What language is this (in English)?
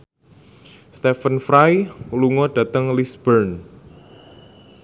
Javanese